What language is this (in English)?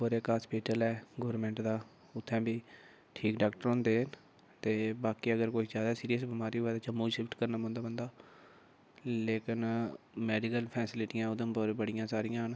Dogri